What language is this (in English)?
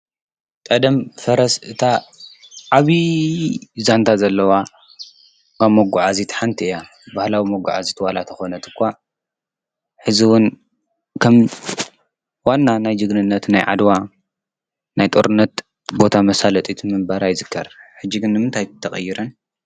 Tigrinya